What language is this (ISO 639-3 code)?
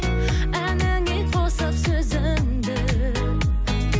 kaz